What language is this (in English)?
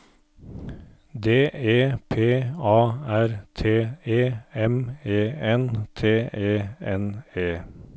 Norwegian